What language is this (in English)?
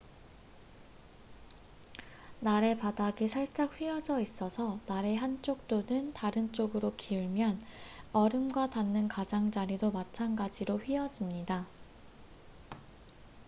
Korean